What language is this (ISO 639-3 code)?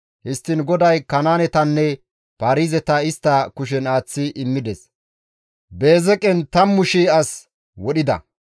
gmv